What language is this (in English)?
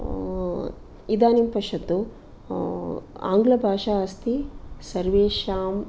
Sanskrit